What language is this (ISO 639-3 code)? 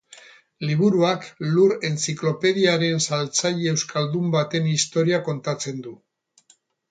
eus